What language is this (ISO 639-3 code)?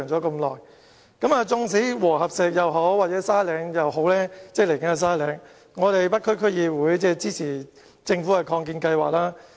yue